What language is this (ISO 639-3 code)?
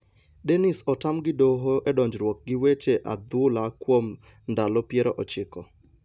luo